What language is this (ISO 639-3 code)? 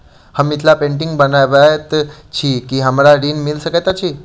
mai